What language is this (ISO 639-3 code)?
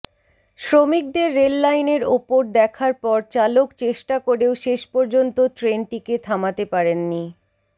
ben